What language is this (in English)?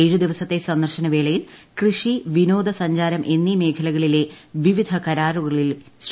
Malayalam